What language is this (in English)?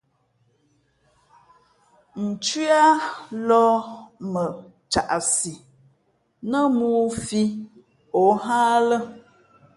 Fe'fe'